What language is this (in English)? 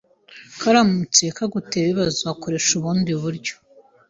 Kinyarwanda